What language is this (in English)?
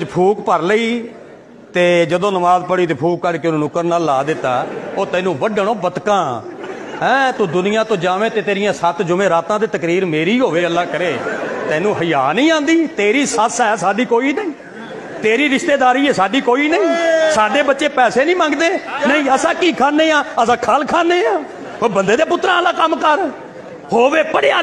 Punjabi